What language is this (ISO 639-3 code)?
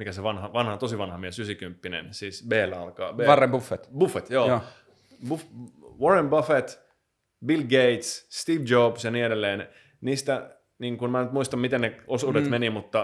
fin